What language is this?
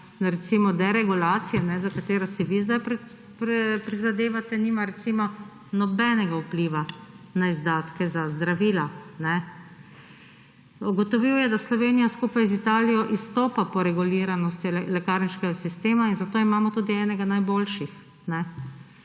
Slovenian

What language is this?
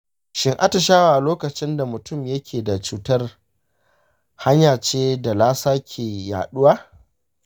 Hausa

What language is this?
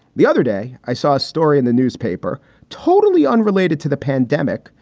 English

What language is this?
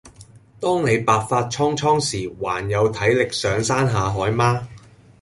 Cantonese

